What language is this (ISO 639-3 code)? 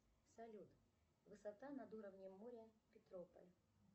rus